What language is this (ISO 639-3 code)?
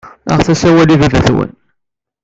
kab